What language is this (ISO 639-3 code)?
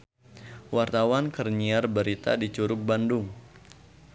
sun